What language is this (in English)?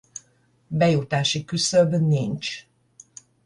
Hungarian